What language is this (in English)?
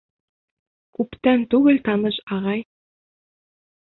Bashkir